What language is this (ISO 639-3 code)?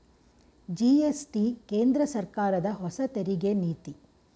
kan